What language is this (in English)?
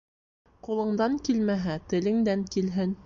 Bashkir